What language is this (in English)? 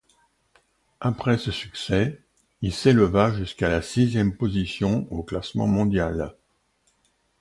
French